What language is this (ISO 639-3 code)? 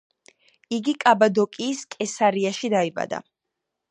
kat